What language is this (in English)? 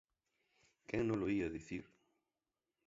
Galician